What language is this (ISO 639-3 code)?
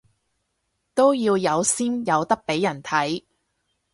yue